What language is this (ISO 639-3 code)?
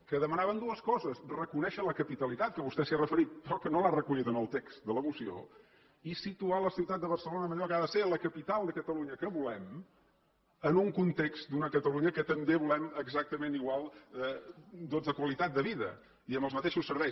cat